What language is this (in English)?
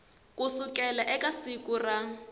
Tsonga